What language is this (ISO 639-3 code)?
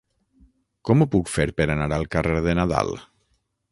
cat